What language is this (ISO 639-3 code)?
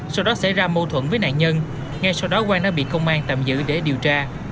vie